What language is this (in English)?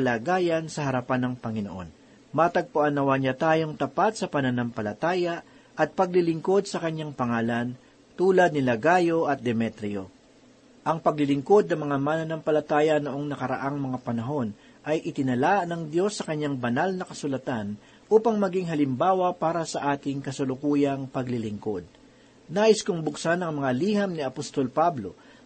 Filipino